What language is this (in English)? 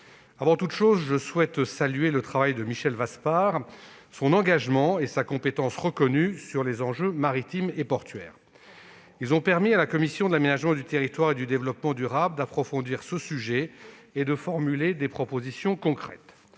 French